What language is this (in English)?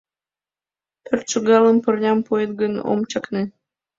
Mari